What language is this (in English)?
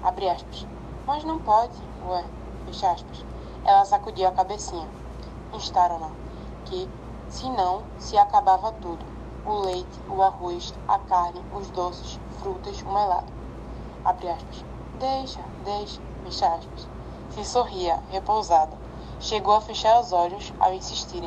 Portuguese